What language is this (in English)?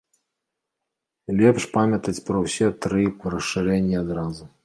Belarusian